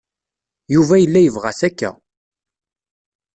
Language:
Kabyle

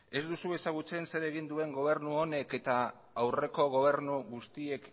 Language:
Basque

